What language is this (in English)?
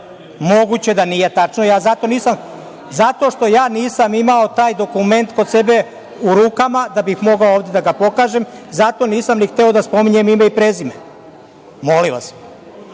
Serbian